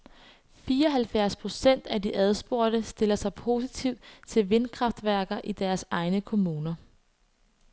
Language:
Danish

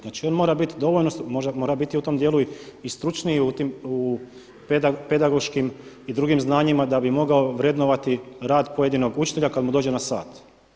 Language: Croatian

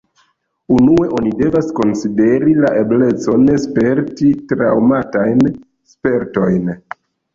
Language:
Esperanto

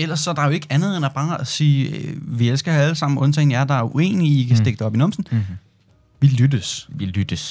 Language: Danish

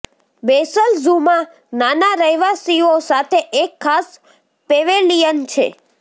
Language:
Gujarati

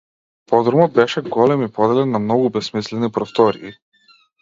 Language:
Macedonian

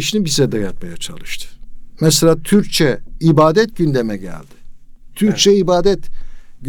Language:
Turkish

